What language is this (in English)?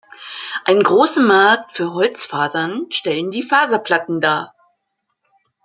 German